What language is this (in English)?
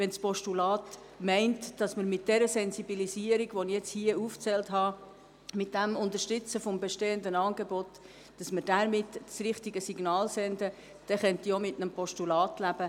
Swiss German